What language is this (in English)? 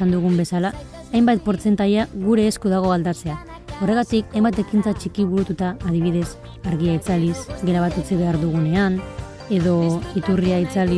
Basque